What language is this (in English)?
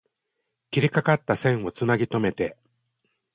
Japanese